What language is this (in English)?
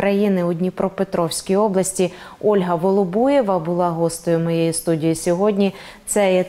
Ukrainian